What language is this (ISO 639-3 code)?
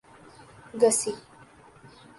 urd